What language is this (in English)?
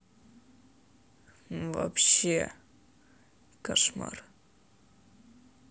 Russian